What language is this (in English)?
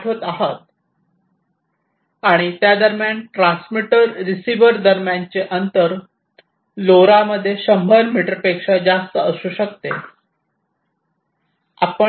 Marathi